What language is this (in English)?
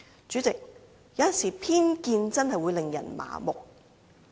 Cantonese